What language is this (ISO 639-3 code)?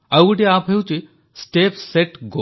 ori